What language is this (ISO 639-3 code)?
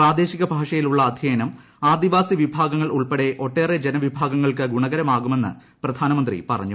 mal